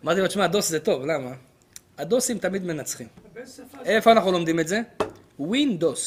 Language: Hebrew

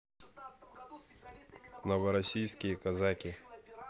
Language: Russian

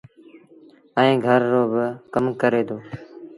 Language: Sindhi Bhil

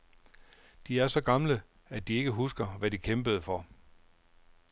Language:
Danish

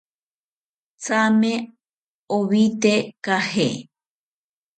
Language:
South Ucayali Ashéninka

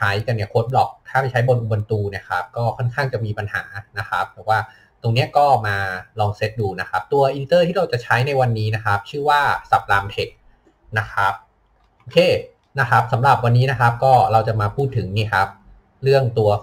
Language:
Thai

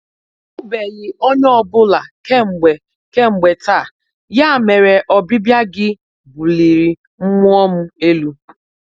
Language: Igbo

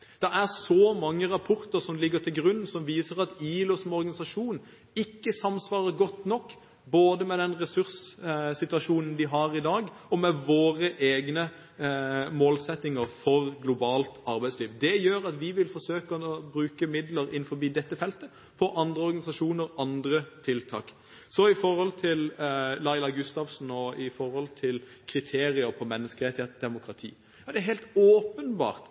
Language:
Norwegian Bokmål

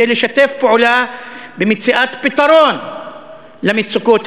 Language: Hebrew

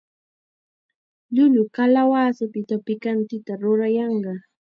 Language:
Chiquián Ancash Quechua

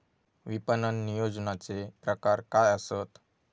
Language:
Marathi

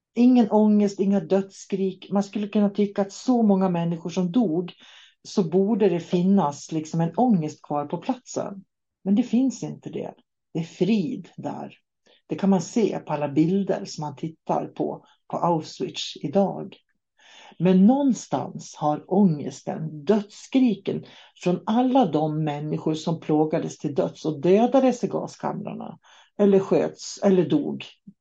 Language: Swedish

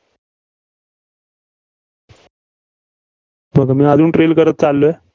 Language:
Marathi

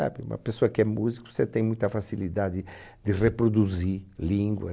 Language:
Portuguese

